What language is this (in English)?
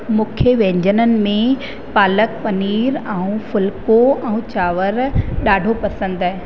Sindhi